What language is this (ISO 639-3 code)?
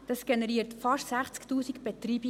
gsw